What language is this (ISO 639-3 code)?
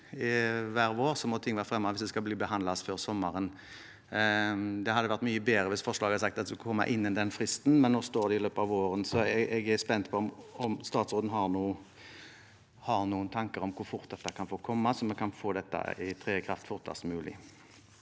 nor